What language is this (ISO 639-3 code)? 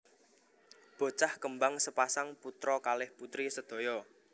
jav